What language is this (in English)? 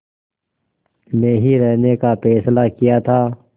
Hindi